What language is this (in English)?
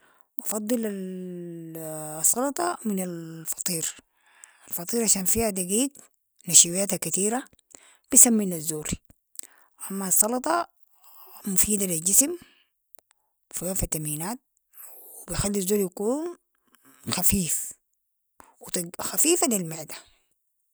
Sudanese Arabic